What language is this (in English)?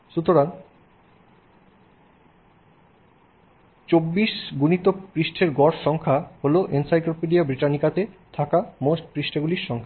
Bangla